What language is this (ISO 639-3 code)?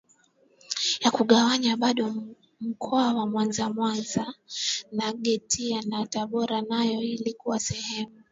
swa